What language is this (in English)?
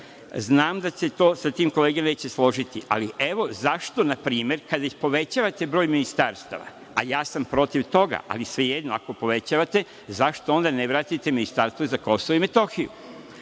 Serbian